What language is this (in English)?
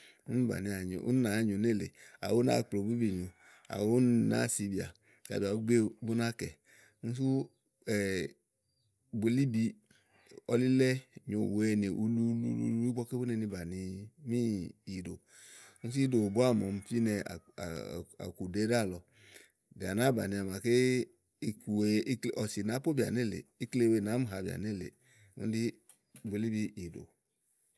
Igo